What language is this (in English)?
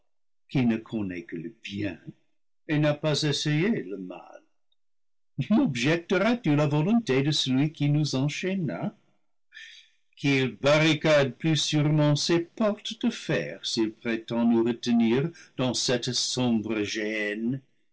French